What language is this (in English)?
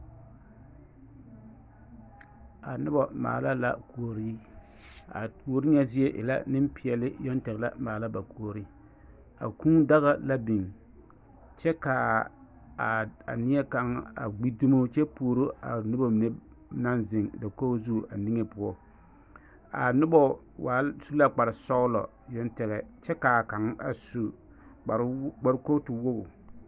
Southern Dagaare